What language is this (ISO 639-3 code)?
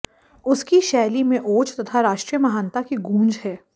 hin